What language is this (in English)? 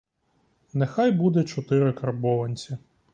Ukrainian